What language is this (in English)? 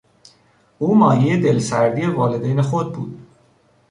Persian